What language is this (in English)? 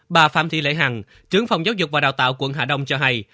Vietnamese